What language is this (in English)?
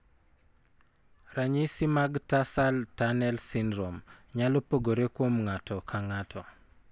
Luo (Kenya and Tanzania)